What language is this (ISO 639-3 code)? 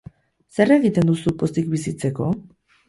eus